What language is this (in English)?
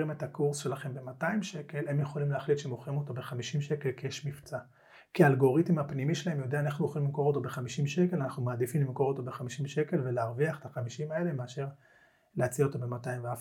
Hebrew